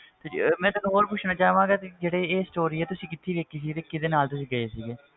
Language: Punjabi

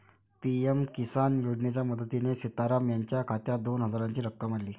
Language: Marathi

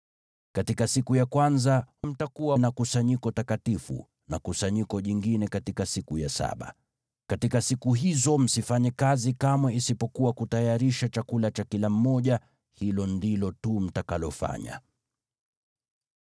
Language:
Swahili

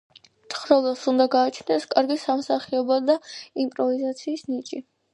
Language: Georgian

